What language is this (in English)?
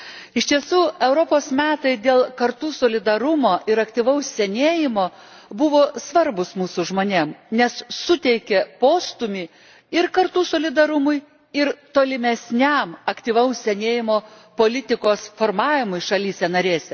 Lithuanian